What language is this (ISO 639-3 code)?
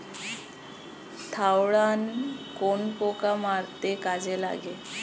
ben